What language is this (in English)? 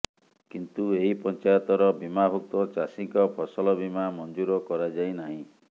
Odia